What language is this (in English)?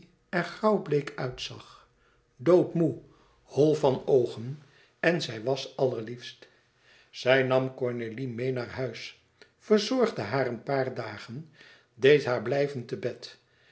Dutch